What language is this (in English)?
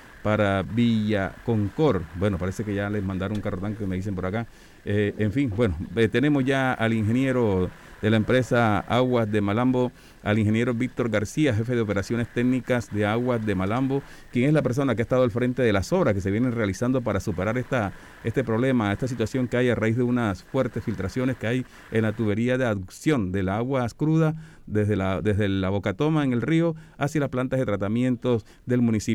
Spanish